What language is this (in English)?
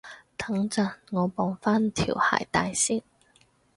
Cantonese